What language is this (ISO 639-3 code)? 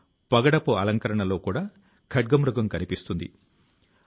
tel